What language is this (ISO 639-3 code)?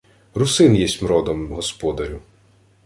ukr